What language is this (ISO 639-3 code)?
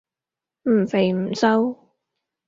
yue